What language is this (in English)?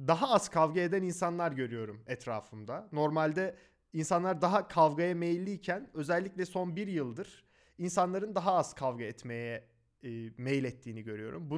Turkish